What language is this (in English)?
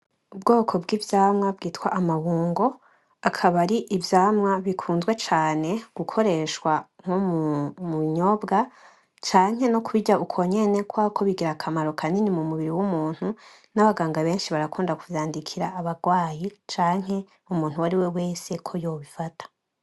Rundi